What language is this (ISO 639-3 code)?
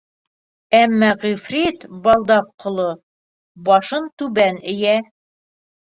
bak